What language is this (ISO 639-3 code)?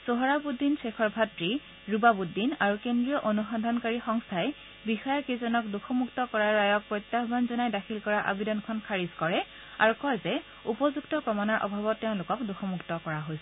asm